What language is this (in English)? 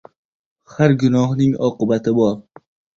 Uzbek